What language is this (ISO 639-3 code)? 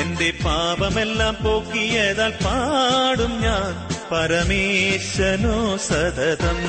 mal